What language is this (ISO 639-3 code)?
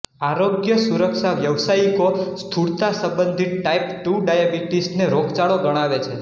guj